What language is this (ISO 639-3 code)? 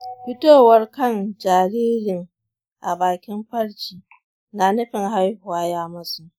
hau